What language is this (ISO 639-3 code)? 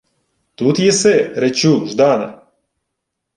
ukr